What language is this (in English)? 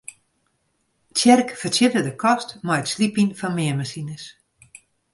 Western Frisian